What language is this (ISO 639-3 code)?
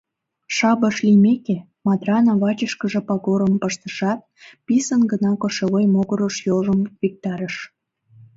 chm